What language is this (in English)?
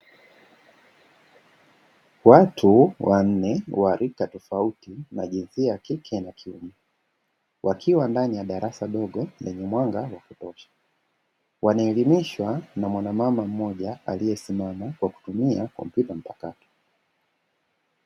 Swahili